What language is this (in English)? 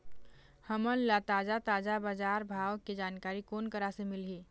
Chhattisgarhi